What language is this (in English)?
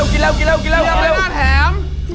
Thai